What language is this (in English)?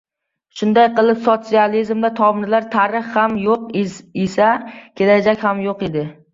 Uzbek